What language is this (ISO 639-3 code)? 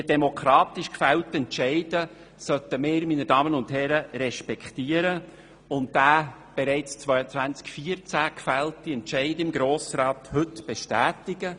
gsw